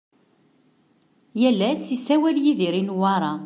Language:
Kabyle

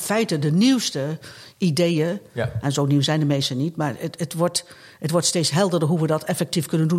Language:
Dutch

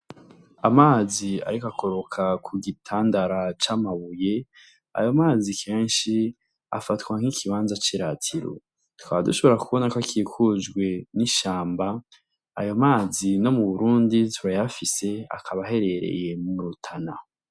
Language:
Rundi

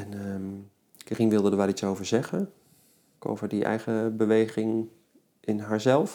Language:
Dutch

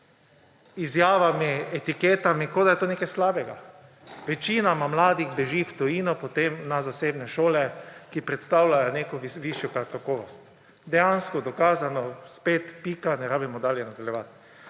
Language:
Slovenian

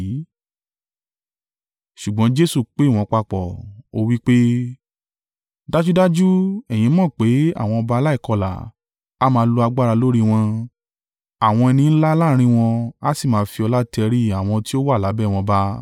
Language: Yoruba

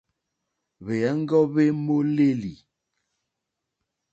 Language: Mokpwe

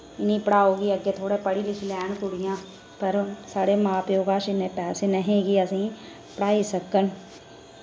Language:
Dogri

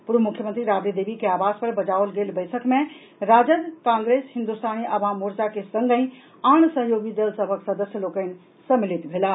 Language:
Maithili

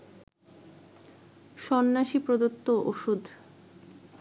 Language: Bangla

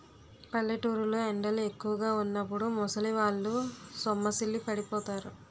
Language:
Telugu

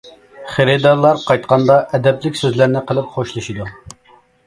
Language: Uyghur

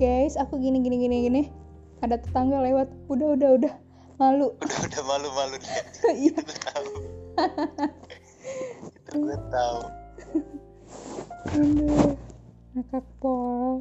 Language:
Indonesian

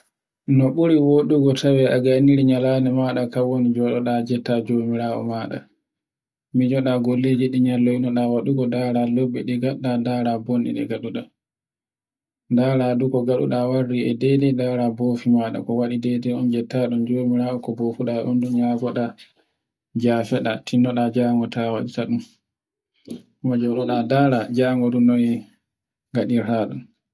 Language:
Borgu Fulfulde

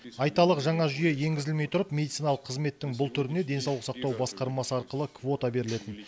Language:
Kazakh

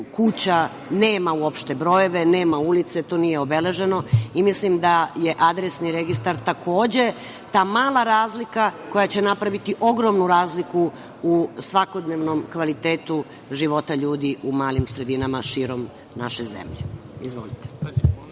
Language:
Serbian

